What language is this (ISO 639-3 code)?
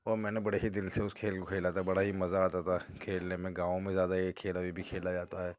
urd